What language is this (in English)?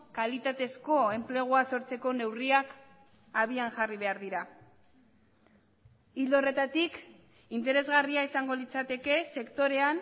Basque